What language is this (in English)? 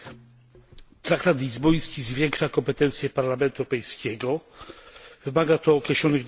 Polish